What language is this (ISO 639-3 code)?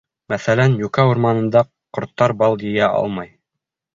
bak